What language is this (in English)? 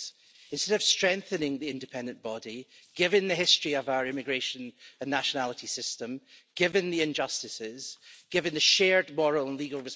English